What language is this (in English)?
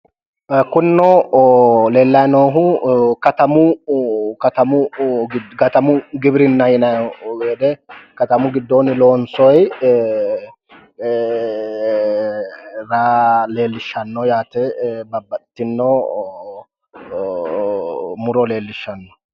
Sidamo